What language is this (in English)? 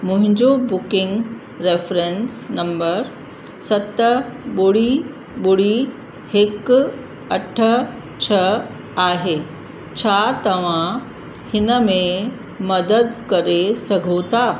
Sindhi